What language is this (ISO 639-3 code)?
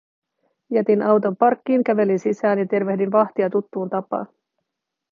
fin